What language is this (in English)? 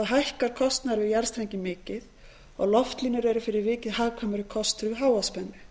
Icelandic